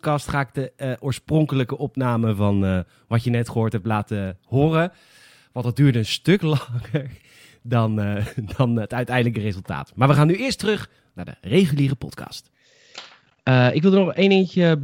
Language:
Dutch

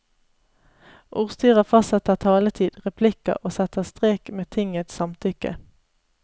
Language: Norwegian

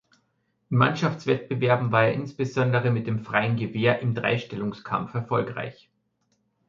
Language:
German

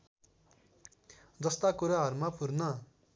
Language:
Nepali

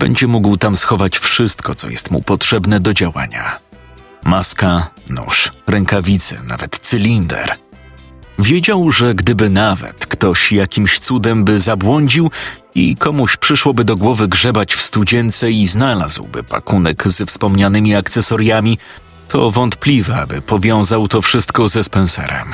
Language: Polish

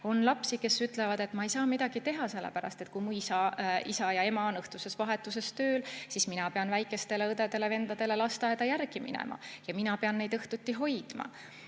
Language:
Estonian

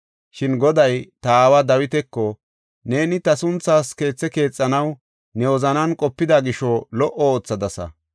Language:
Gofa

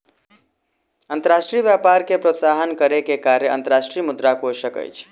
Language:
Maithili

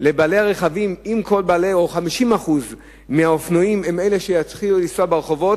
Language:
Hebrew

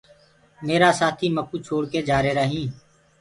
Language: Gurgula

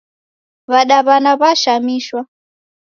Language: Taita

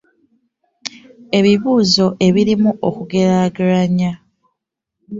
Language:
Ganda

